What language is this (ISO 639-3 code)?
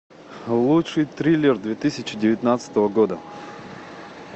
rus